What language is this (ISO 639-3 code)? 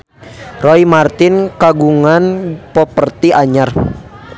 sun